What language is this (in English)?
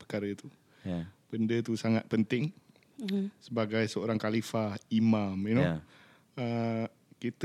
Malay